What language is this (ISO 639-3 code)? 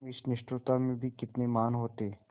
hin